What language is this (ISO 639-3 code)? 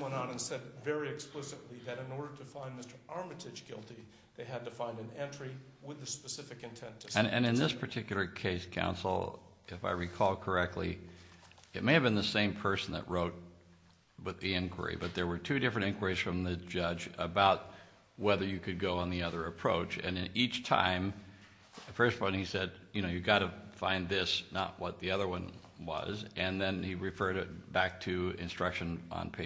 eng